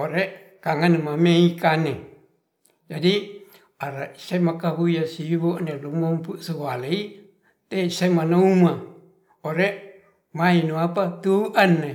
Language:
Ratahan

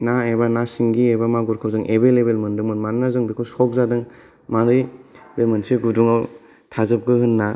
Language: Bodo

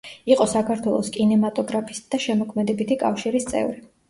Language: Georgian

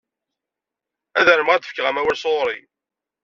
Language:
Kabyle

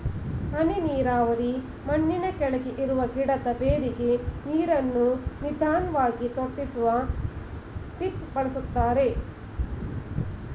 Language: Kannada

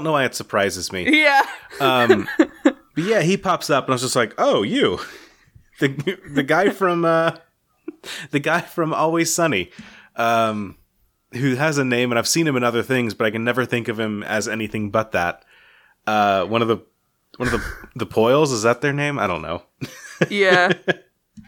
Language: English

